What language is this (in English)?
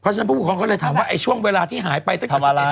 Thai